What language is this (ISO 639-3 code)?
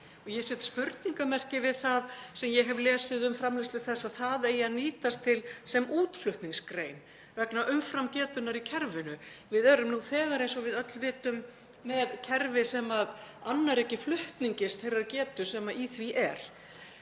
isl